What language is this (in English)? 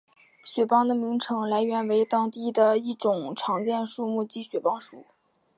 Chinese